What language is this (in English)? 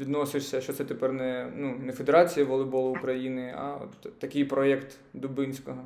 Ukrainian